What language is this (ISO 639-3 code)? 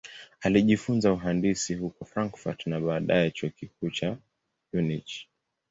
swa